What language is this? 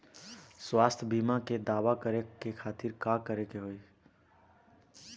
Bhojpuri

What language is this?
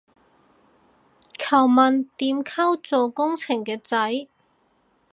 Cantonese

